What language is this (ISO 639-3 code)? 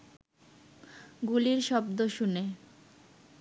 ben